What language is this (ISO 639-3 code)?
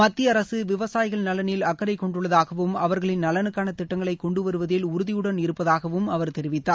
tam